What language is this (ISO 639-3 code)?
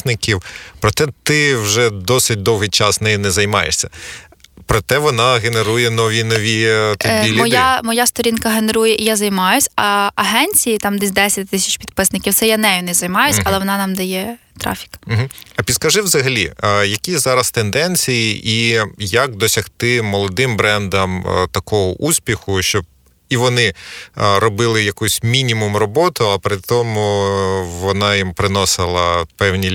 ukr